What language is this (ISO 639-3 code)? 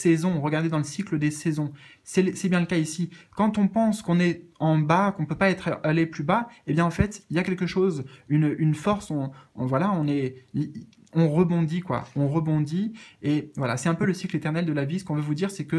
fra